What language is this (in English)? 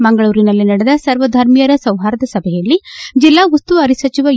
Kannada